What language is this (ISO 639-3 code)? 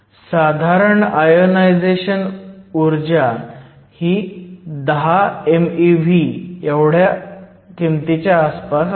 mar